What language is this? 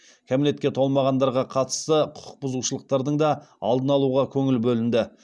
Kazakh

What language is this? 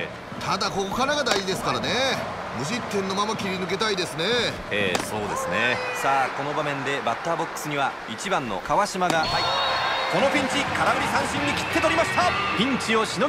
Japanese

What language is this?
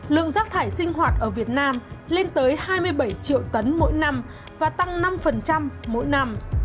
Vietnamese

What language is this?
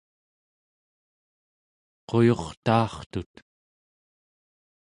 Central Yupik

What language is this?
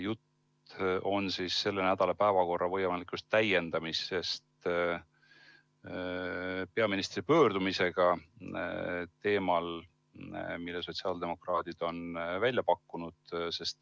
Estonian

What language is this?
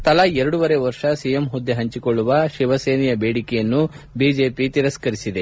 Kannada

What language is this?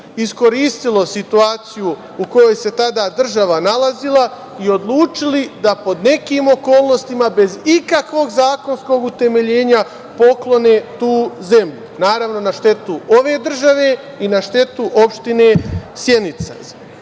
Serbian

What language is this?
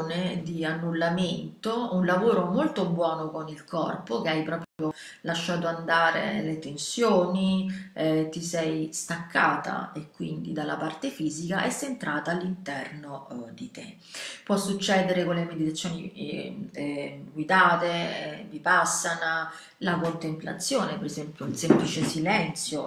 Italian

